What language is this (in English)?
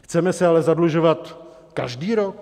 Czech